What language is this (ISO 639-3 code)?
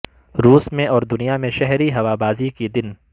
urd